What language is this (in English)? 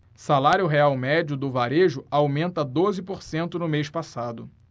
Portuguese